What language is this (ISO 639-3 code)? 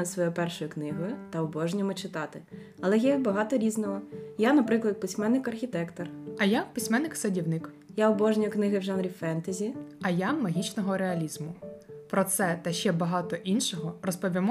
ukr